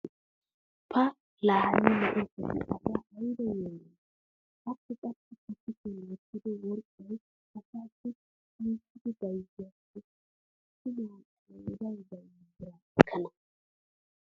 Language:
Wolaytta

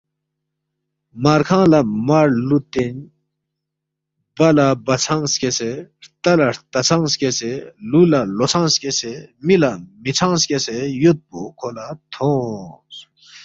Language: Balti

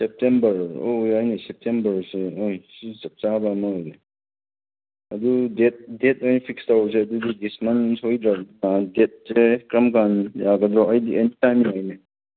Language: Manipuri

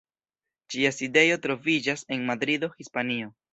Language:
Esperanto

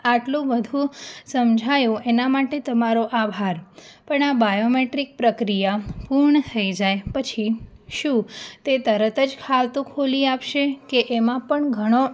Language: Gujarati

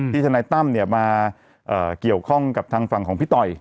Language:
Thai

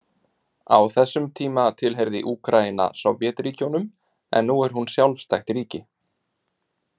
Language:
Icelandic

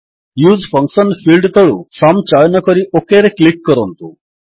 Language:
Odia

